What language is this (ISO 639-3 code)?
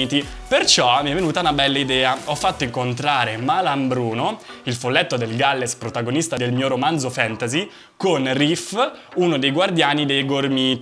ita